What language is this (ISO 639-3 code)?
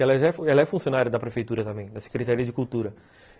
por